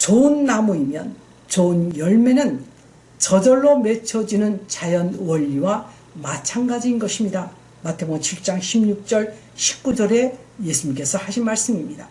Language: Korean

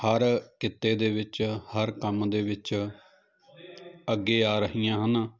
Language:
Punjabi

